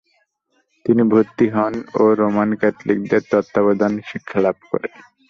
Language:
Bangla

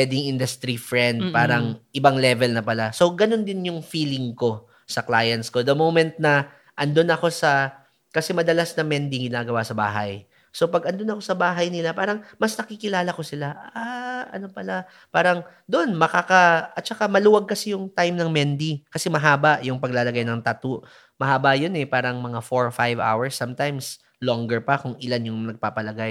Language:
Filipino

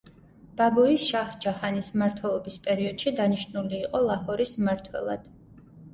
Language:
Georgian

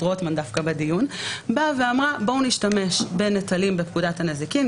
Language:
Hebrew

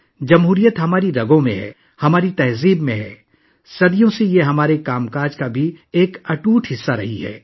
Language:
Urdu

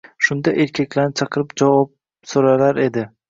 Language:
Uzbek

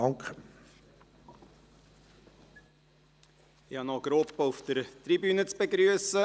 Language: Swiss German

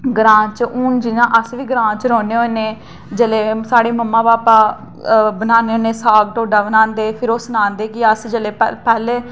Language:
Dogri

